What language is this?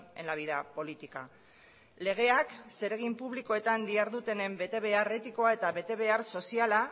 Basque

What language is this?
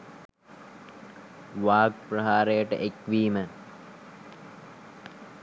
Sinhala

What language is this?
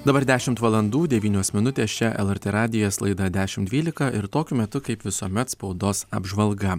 Lithuanian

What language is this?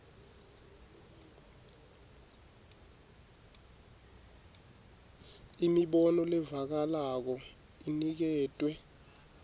Swati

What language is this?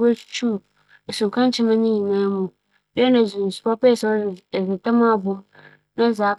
Akan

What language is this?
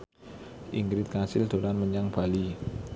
Javanese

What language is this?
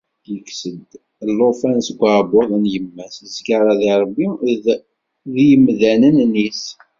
Kabyle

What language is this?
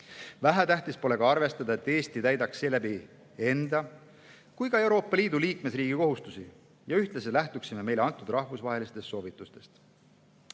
Estonian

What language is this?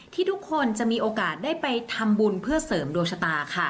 Thai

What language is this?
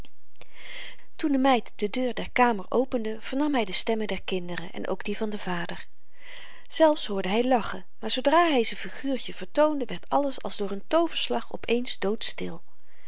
Dutch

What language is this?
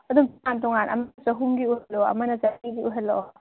Manipuri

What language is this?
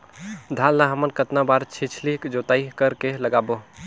Chhattisgarhi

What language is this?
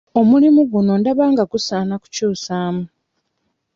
Ganda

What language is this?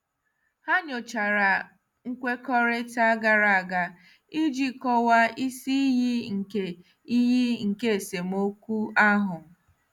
Igbo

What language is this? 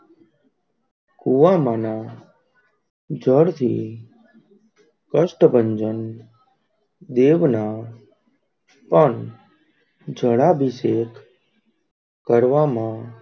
Gujarati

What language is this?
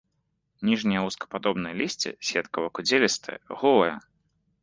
Belarusian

